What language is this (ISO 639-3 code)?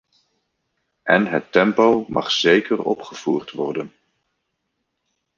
nld